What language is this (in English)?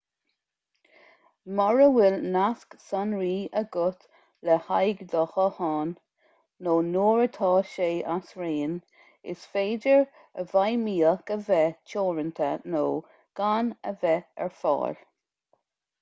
Irish